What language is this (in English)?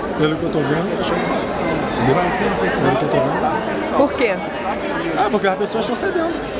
Portuguese